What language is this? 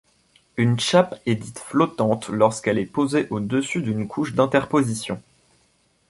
French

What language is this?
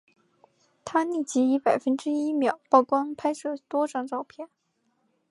Chinese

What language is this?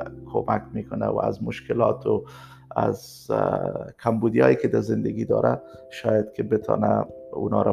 Persian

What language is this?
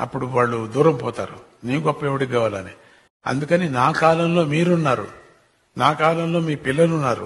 Telugu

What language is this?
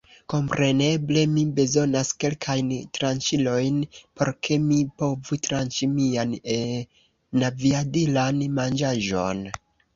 Esperanto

